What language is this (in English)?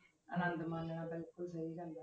Punjabi